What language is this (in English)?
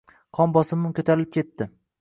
Uzbek